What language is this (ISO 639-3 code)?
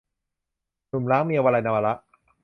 tha